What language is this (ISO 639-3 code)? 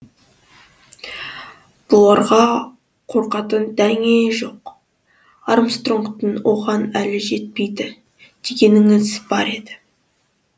kaz